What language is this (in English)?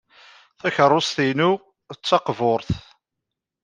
Kabyle